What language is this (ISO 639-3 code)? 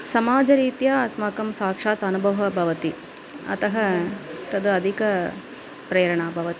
san